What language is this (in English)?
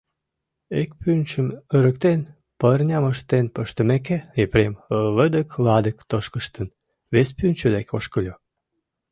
Mari